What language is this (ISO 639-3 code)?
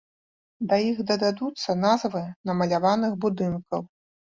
bel